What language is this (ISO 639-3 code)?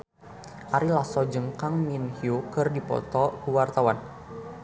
sun